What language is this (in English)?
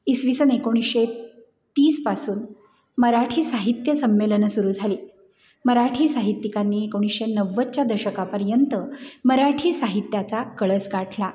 Marathi